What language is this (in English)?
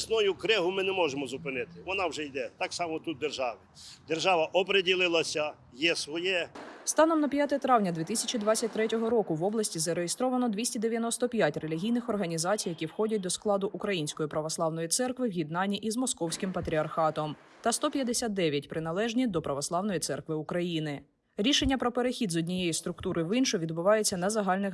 Ukrainian